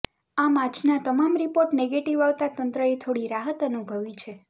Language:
Gujarati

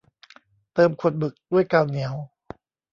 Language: Thai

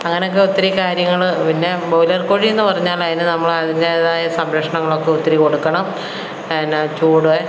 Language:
Malayalam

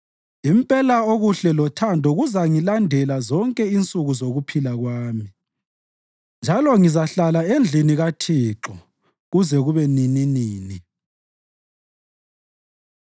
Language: North Ndebele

